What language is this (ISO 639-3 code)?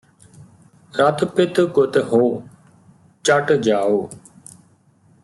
pan